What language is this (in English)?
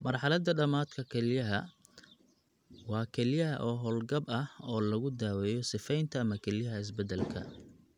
Somali